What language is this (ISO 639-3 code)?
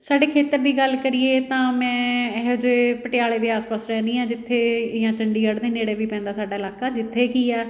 pan